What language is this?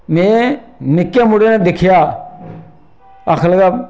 Dogri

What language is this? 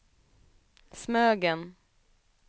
Swedish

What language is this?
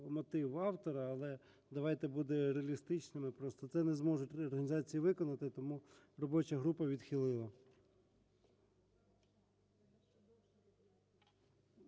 Ukrainian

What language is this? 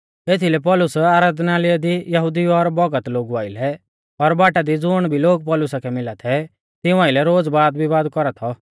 Mahasu Pahari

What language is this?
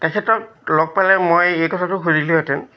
Assamese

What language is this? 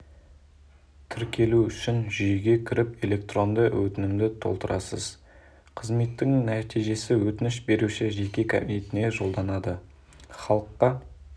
Kazakh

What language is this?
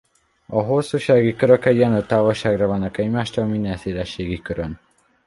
Hungarian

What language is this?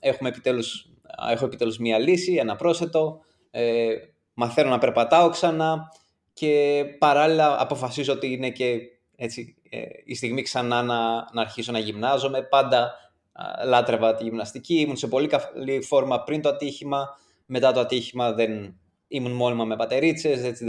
Greek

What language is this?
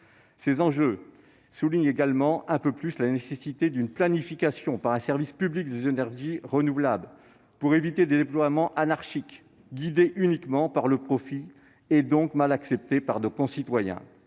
French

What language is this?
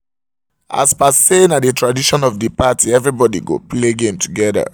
Nigerian Pidgin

